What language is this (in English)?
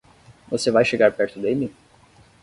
Portuguese